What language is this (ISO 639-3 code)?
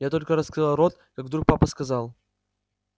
rus